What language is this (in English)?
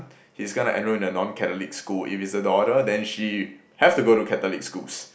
English